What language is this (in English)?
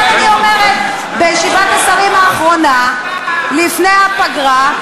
Hebrew